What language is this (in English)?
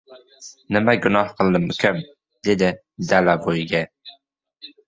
Uzbek